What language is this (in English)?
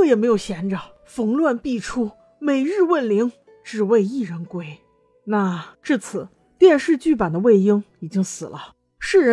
Chinese